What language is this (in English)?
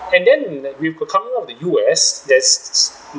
English